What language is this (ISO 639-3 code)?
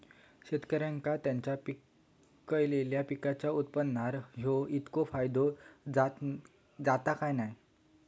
mar